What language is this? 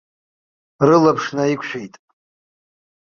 Abkhazian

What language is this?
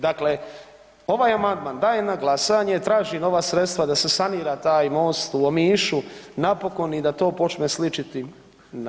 Croatian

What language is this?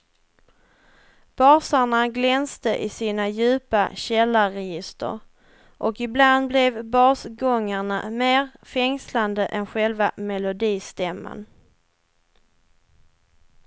Swedish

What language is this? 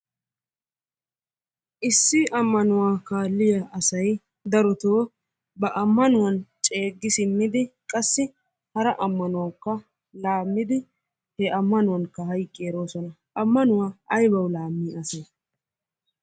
Wolaytta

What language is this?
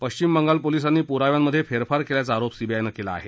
Marathi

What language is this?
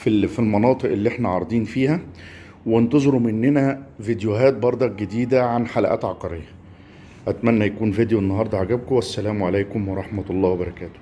Arabic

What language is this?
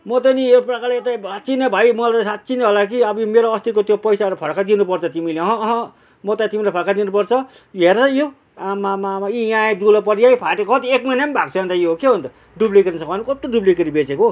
Nepali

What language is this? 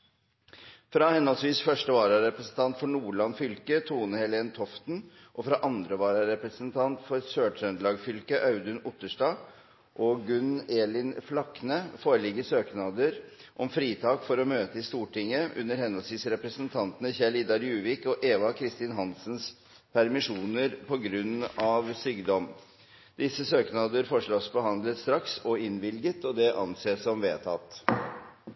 Norwegian Bokmål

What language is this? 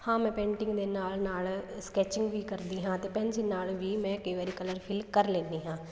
Punjabi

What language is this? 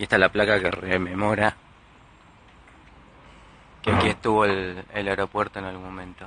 Spanish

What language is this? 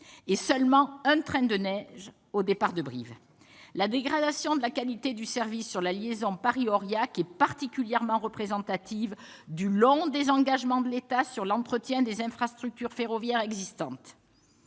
French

